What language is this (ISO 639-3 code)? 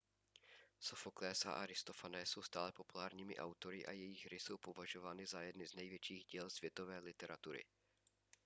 ces